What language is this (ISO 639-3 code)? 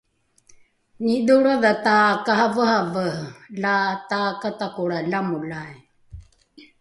dru